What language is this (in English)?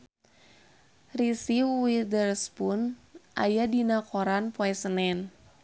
Sundanese